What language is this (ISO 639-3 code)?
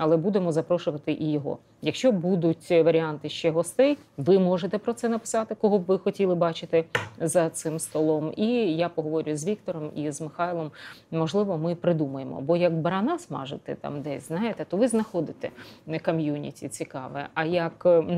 ukr